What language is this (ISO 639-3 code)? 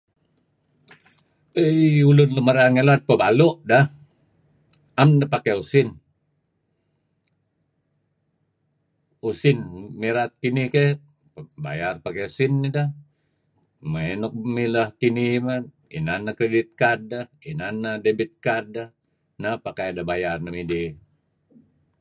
kzi